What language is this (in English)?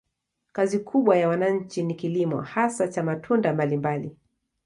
Swahili